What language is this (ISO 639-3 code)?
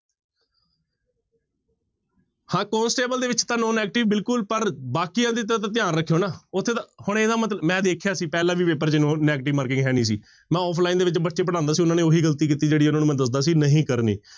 pan